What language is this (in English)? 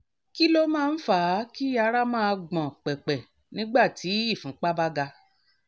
Yoruba